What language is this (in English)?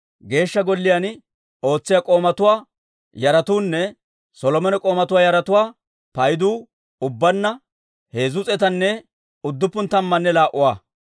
Dawro